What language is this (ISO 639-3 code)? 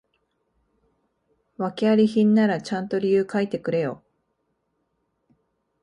jpn